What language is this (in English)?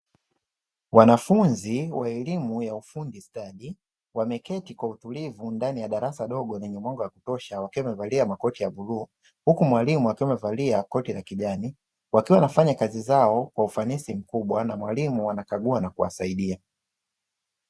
Swahili